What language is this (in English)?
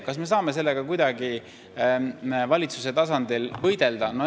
Estonian